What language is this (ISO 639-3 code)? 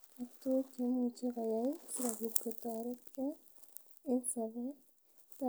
kln